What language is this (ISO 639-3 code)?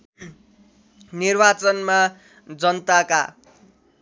nep